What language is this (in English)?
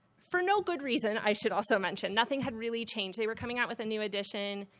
English